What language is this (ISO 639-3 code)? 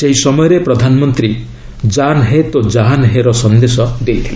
ori